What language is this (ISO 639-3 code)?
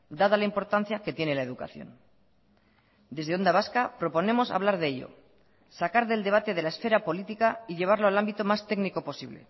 spa